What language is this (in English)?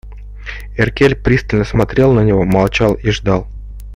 Russian